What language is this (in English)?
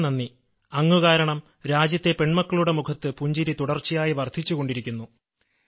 Malayalam